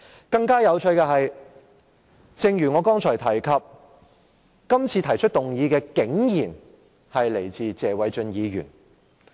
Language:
Cantonese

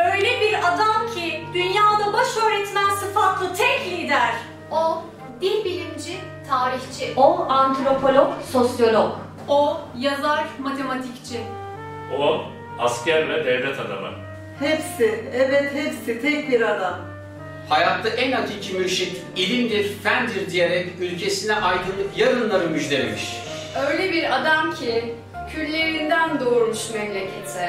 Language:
Turkish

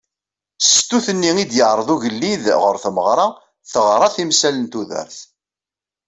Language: Kabyle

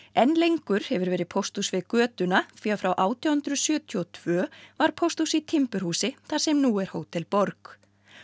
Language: Icelandic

